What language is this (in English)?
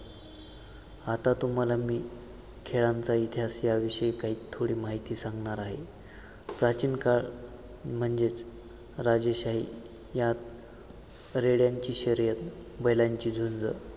Marathi